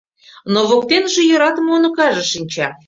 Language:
Mari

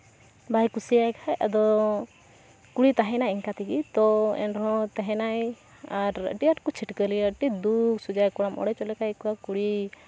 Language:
Santali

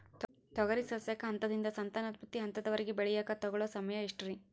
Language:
Kannada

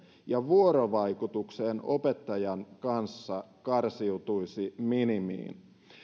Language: Finnish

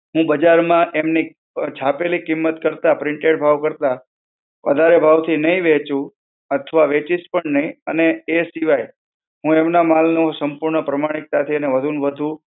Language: Gujarati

